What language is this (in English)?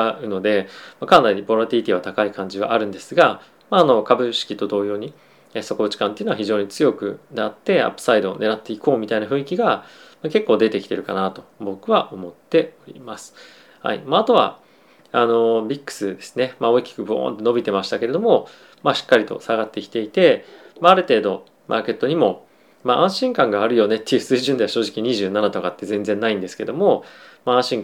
Japanese